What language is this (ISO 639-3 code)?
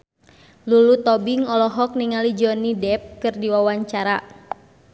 sun